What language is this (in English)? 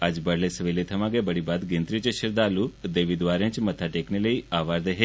Dogri